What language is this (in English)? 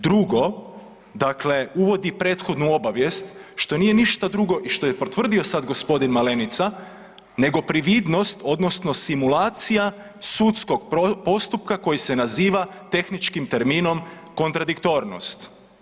Croatian